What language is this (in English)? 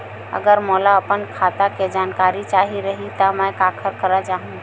Chhattisgarhi